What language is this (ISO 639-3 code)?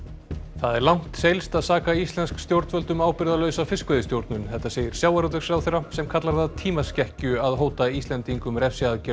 isl